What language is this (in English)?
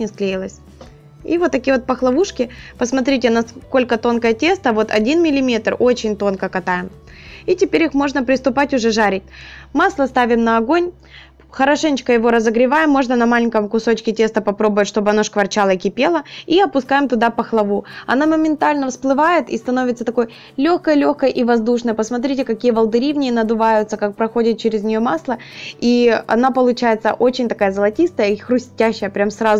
Russian